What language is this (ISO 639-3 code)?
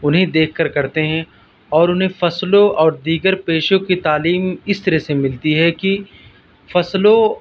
urd